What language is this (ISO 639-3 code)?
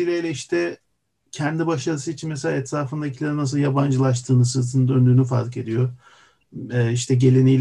tur